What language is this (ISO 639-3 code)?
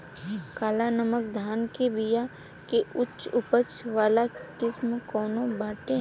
bho